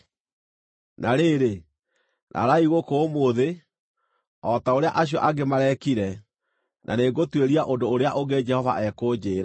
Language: Kikuyu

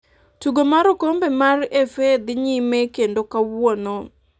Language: Luo (Kenya and Tanzania)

